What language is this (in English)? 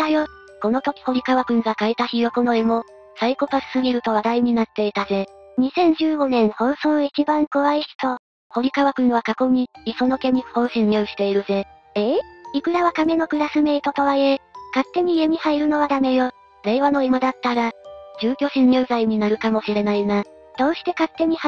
Japanese